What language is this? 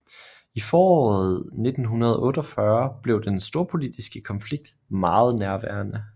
Danish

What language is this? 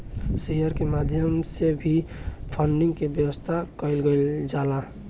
Bhojpuri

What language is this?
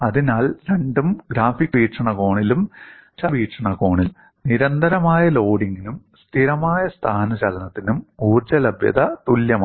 Malayalam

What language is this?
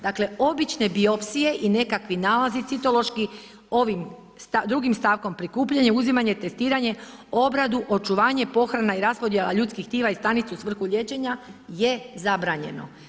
Croatian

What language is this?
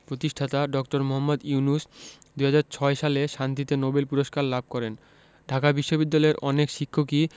Bangla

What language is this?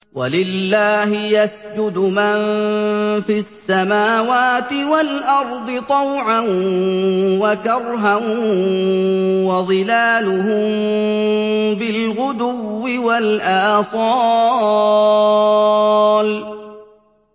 Arabic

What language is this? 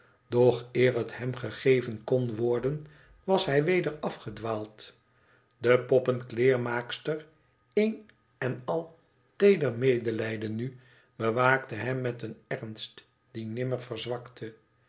Dutch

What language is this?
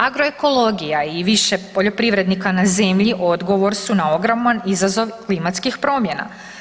Croatian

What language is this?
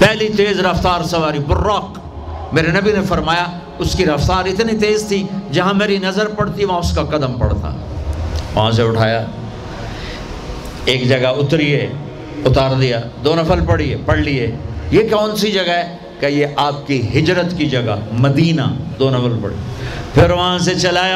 Urdu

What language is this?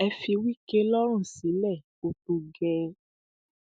Yoruba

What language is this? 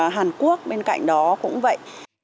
Vietnamese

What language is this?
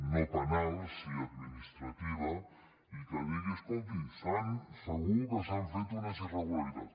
Catalan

